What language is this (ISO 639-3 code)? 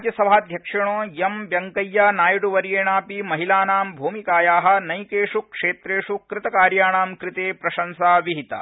san